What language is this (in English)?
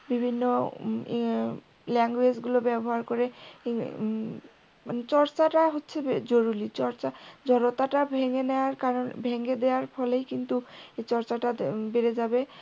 Bangla